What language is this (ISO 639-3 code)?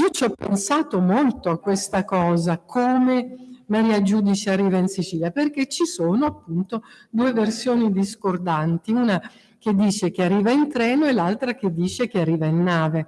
ita